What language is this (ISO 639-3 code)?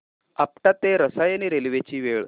mar